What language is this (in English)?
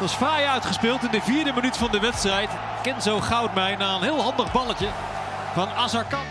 Dutch